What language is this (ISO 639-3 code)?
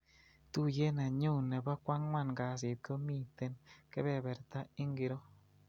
kln